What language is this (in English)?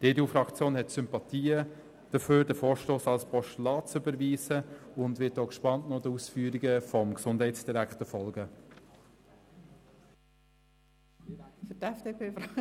Swiss German